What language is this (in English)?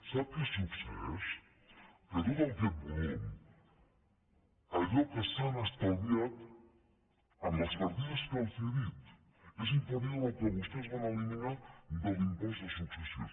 Catalan